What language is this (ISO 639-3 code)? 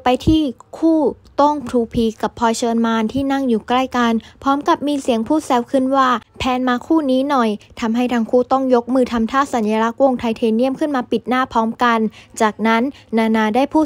tha